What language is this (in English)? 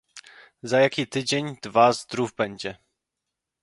Polish